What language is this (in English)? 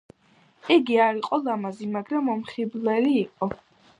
Georgian